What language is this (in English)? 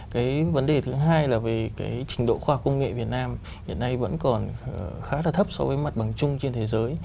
Vietnamese